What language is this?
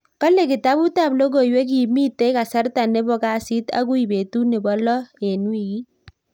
Kalenjin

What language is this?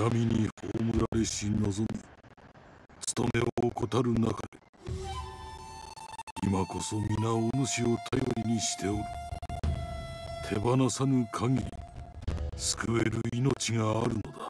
Japanese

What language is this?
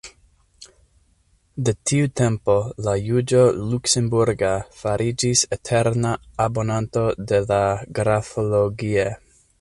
Esperanto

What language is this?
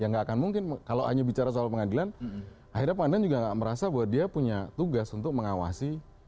Indonesian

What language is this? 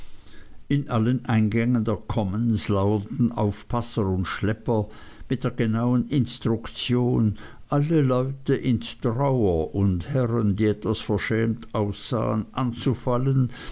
German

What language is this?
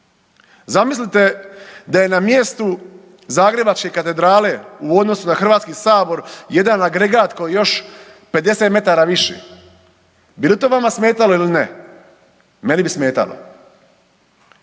Croatian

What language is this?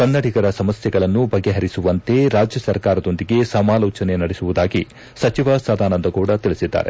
Kannada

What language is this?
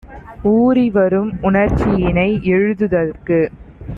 Tamil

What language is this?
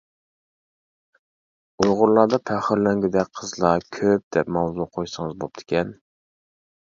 Uyghur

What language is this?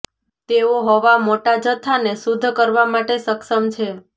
Gujarati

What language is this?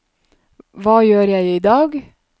Norwegian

